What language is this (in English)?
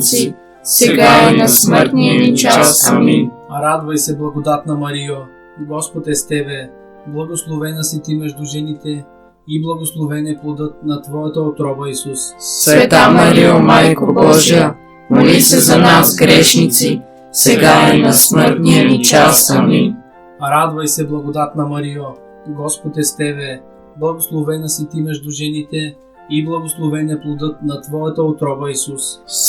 Bulgarian